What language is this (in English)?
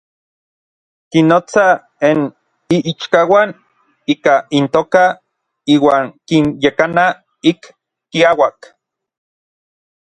Orizaba Nahuatl